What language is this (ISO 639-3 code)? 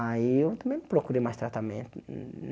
por